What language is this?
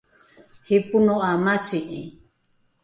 Rukai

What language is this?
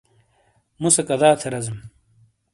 Shina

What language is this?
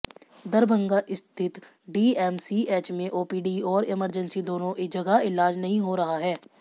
Hindi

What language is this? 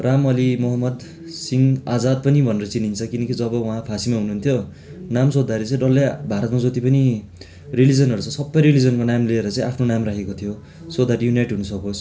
Nepali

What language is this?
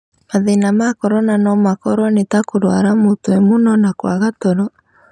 Kikuyu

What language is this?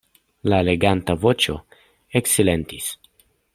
Esperanto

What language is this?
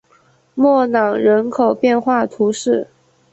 Chinese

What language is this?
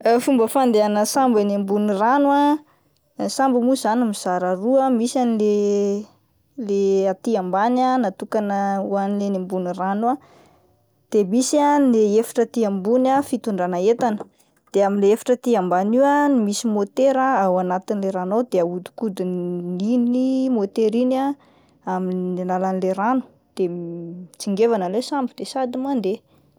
Malagasy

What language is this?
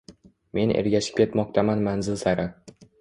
Uzbek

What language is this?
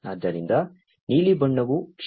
Kannada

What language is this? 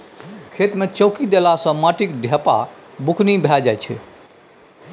Maithili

